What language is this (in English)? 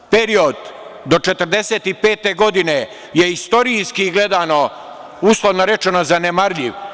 Serbian